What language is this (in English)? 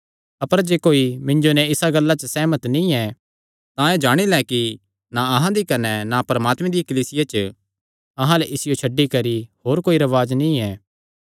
Kangri